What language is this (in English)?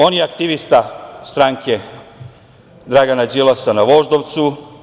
Serbian